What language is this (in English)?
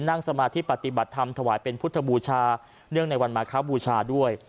Thai